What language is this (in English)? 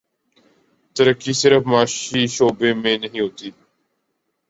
Urdu